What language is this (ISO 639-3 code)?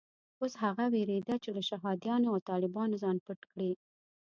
pus